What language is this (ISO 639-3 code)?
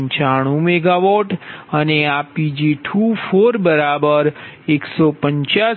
guj